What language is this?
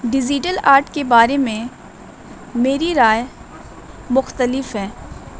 Urdu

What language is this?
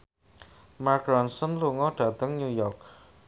Javanese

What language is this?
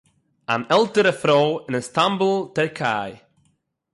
Yiddish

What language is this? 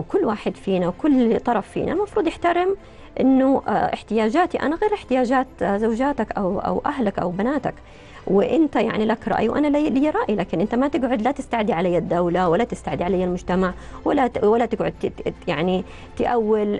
Arabic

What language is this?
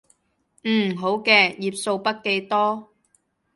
Cantonese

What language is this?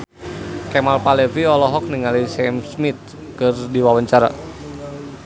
Sundanese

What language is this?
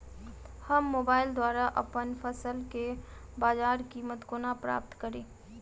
Maithili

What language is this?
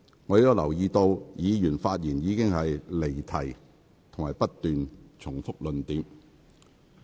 Cantonese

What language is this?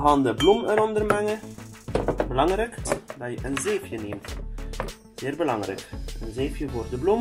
Dutch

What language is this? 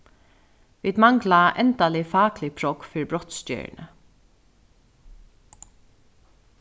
Faroese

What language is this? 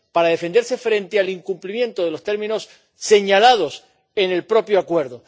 Spanish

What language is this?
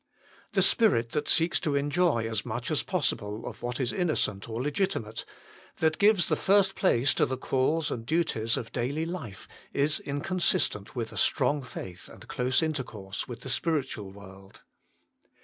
English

